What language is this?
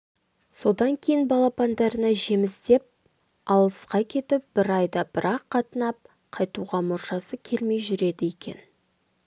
Kazakh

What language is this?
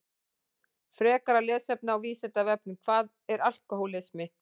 Icelandic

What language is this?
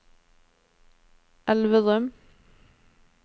Norwegian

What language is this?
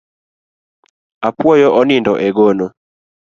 Luo (Kenya and Tanzania)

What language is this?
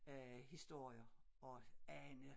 Danish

